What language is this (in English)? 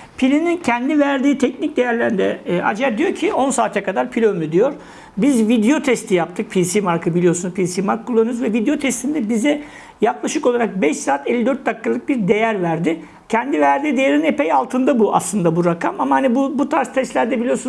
Turkish